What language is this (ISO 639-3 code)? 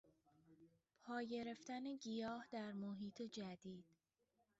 fas